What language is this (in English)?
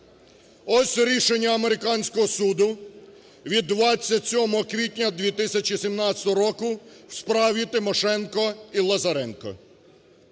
Ukrainian